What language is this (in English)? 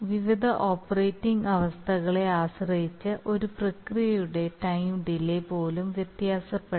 Malayalam